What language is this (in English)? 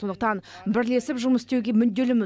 Kazakh